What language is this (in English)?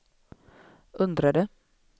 Swedish